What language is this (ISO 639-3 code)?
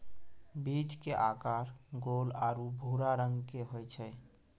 mai